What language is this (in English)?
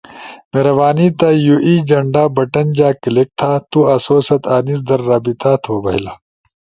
Ushojo